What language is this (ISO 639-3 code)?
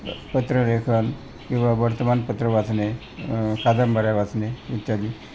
mar